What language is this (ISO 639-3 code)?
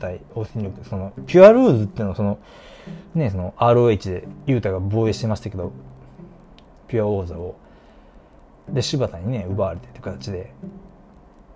jpn